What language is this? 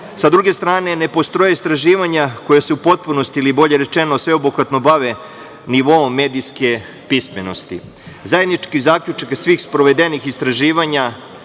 Serbian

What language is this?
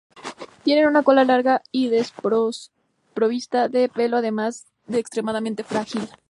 Spanish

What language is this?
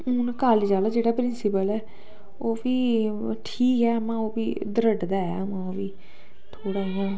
Dogri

